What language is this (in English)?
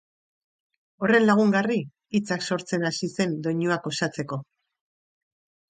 Basque